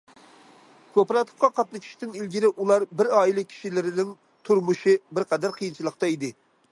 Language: Uyghur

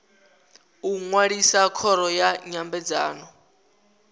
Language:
Venda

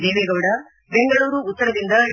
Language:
Kannada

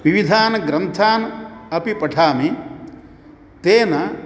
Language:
Sanskrit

